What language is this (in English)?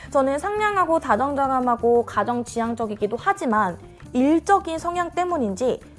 Korean